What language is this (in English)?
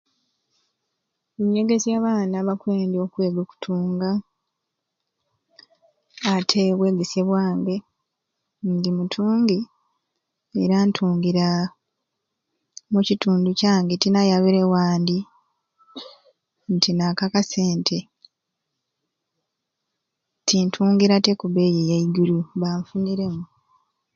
Ruuli